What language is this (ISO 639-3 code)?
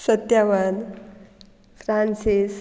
kok